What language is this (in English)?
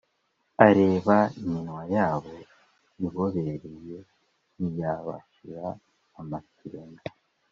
Kinyarwanda